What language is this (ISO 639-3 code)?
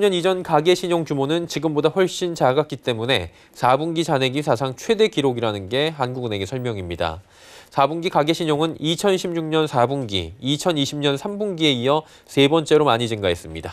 kor